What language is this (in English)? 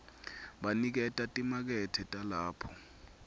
Swati